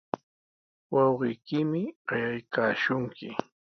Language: Sihuas Ancash Quechua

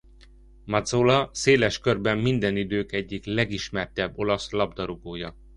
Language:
Hungarian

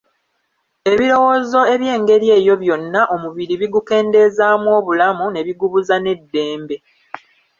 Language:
Ganda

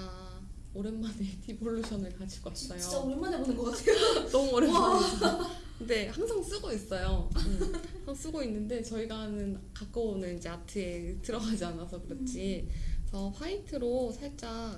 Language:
Korean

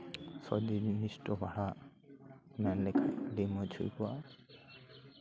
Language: Santali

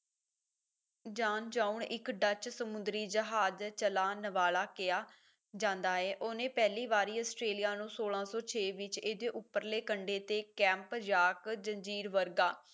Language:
Punjabi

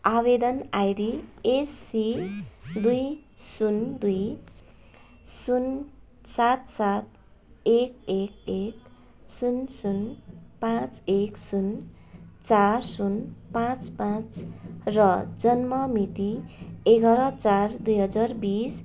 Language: Nepali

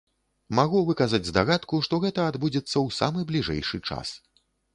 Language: Belarusian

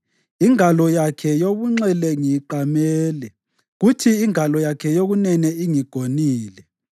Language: North Ndebele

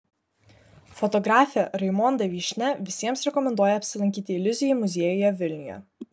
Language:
Lithuanian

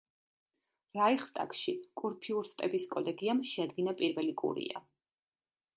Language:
Georgian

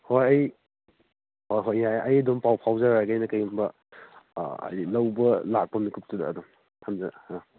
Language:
Manipuri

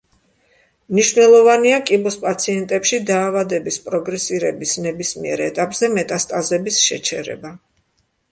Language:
Georgian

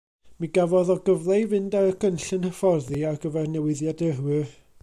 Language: Welsh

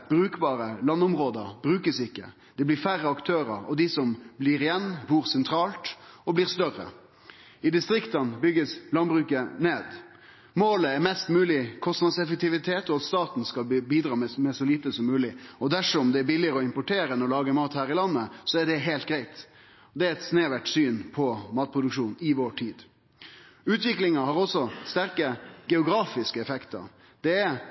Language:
Norwegian Nynorsk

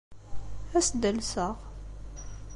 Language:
Kabyle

